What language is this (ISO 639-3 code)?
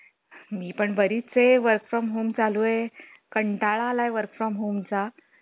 mar